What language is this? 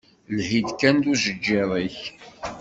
Kabyle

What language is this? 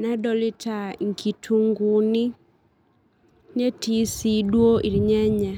Masai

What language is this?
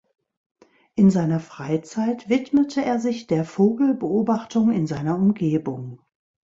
German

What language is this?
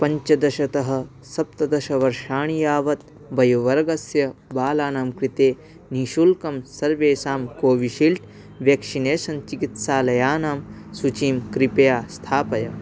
Sanskrit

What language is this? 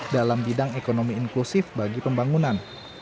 Indonesian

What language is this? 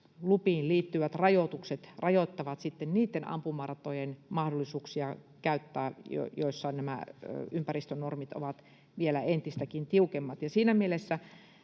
Finnish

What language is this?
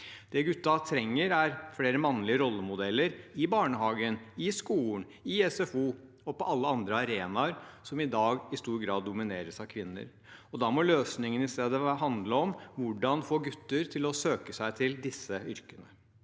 Norwegian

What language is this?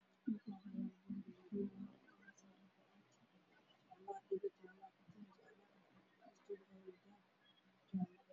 Somali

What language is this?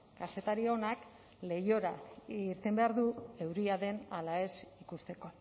Basque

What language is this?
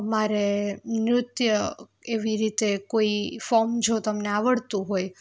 Gujarati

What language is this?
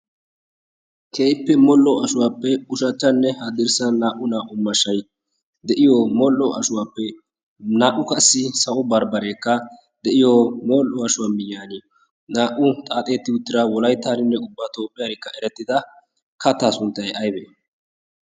Wolaytta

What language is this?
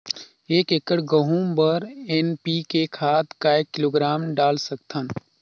Chhattisgarhi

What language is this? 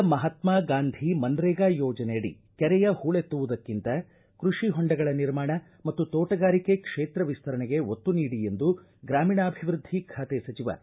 Kannada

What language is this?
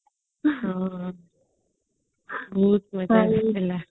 Odia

